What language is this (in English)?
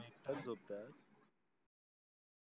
Marathi